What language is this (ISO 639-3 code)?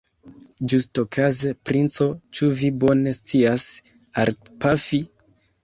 epo